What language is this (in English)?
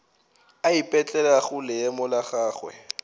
Northern Sotho